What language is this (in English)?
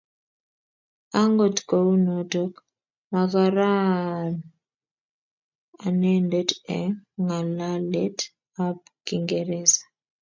Kalenjin